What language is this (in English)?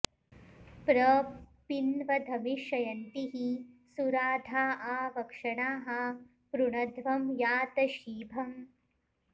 Sanskrit